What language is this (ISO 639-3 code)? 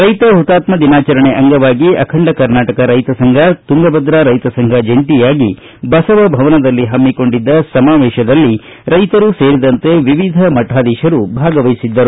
kan